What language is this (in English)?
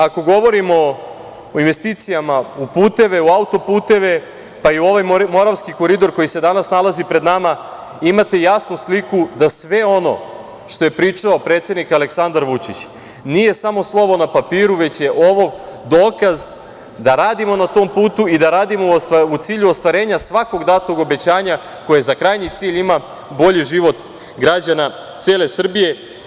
Serbian